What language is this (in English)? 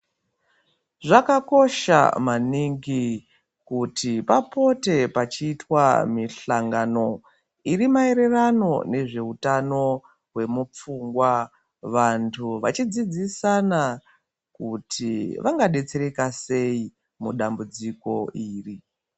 Ndau